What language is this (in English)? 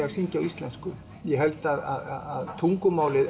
Icelandic